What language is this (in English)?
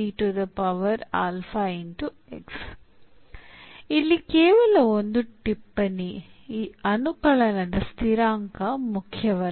Kannada